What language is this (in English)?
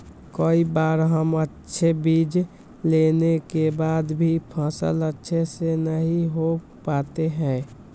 Magahi